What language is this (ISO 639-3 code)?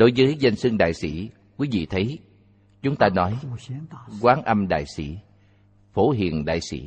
vie